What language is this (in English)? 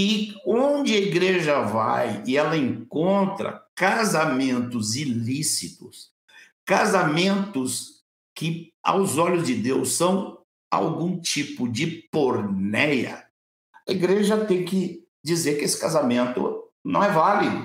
Portuguese